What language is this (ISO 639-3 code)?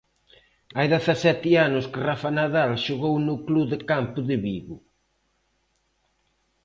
glg